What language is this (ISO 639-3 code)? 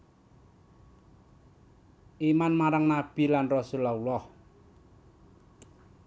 jav